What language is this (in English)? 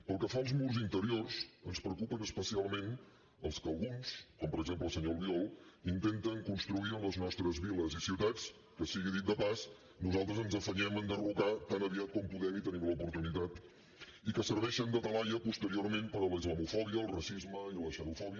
Catalan